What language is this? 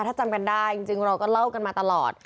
Thai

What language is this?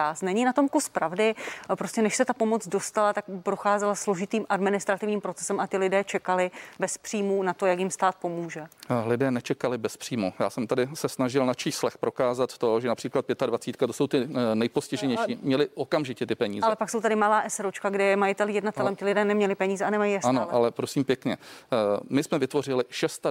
Czech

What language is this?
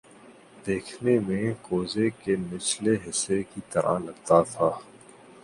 Urdu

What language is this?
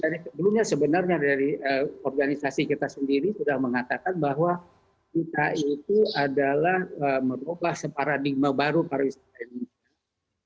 Indonesian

